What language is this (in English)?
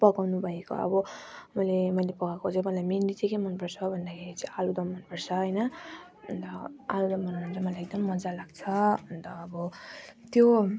Nepali